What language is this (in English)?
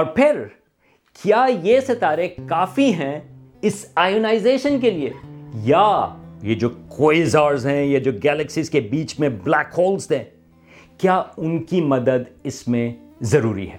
Urdu